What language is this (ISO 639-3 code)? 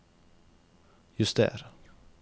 nor